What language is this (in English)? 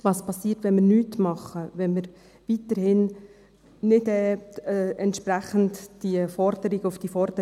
Swiss German